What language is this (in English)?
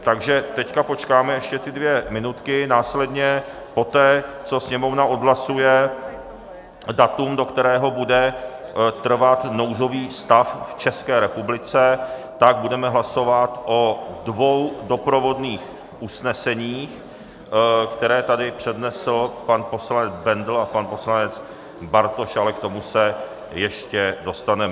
Czech